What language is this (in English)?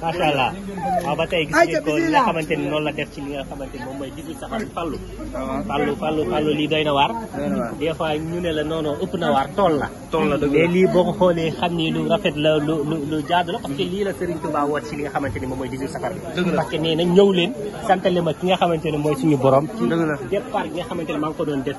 Romanian